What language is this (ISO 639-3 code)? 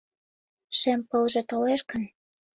chm